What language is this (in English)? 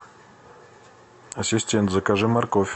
Russian